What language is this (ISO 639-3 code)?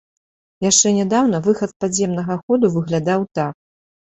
bel